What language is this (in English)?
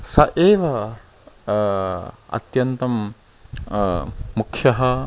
Sanskrit